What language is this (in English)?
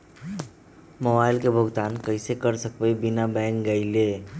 Magahi